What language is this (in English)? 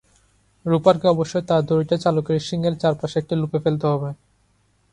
Bangla